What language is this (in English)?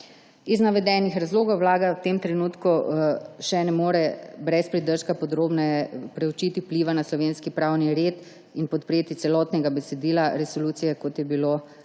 Slovenian